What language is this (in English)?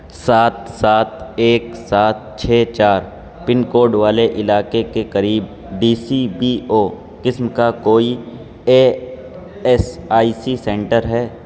Urdu